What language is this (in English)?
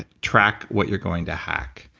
English